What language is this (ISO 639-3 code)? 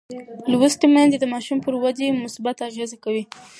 pus